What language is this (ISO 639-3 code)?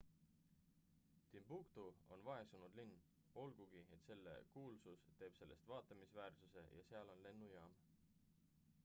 est